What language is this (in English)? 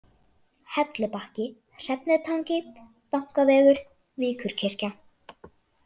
Icelandic